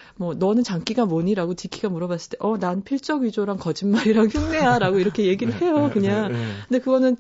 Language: Korean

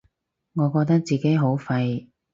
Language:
Cantonese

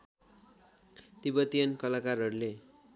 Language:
Nepali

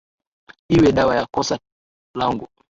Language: Swahili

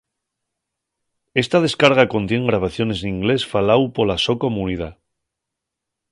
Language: Asturian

